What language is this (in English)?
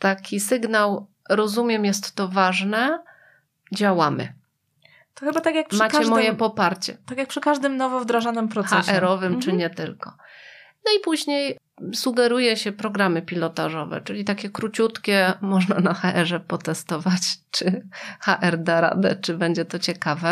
Polish